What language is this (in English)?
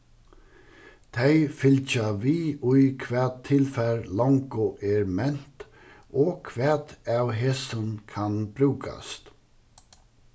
Faroese